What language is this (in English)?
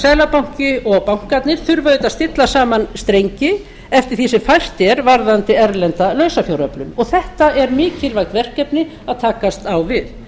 Icelandic